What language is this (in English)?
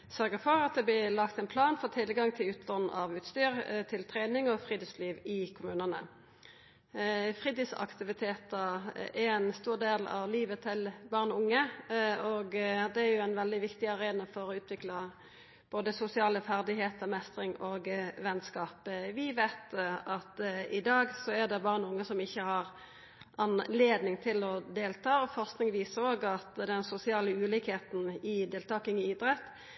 Norwegian Nynorsk